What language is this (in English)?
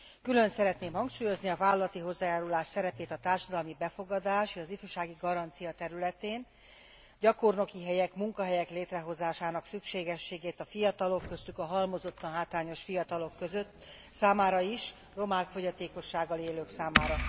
Hungarian